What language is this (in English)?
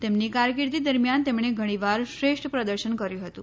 Gujarati